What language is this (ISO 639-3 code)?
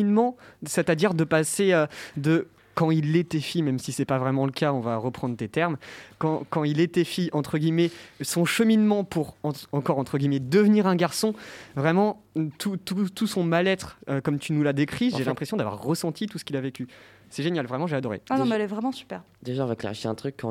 fra